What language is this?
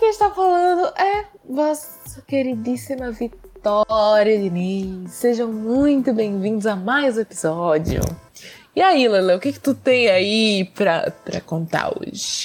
Portuguese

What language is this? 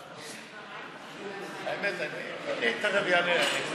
Hebrew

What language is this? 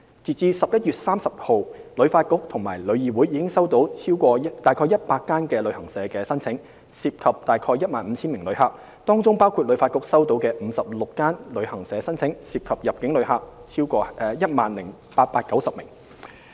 Cantonese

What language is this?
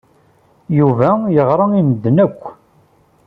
Kabyle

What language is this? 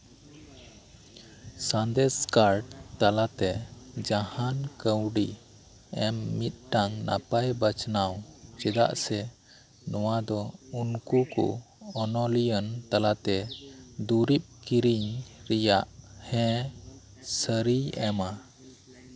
Santali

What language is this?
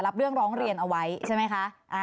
Thai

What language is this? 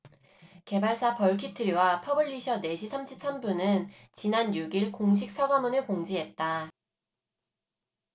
Korean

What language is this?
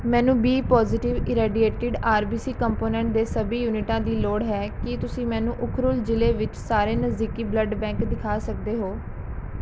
Punjabi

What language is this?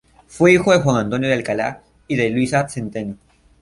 Spanish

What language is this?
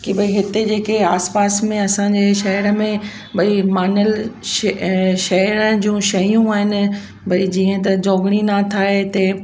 Sindhi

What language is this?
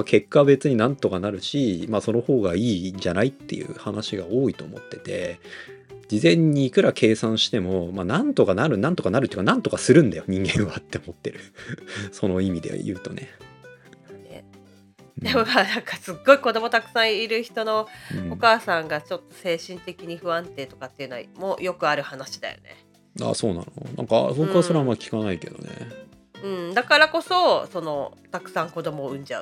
Japanese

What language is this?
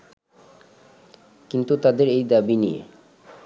Bangla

